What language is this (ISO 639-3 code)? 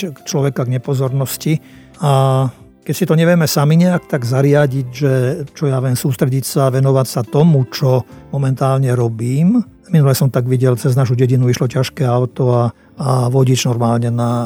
slk